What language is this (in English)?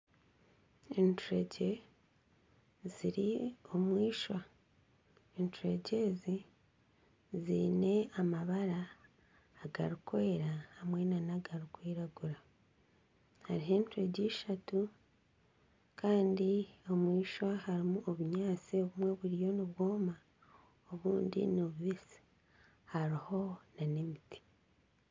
Nyankole